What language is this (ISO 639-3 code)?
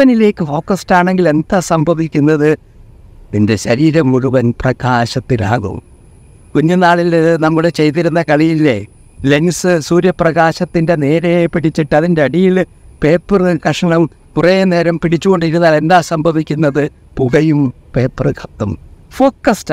mal